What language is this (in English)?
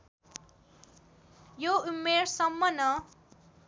Nepali